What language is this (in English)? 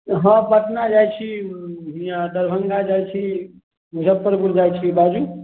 Maithili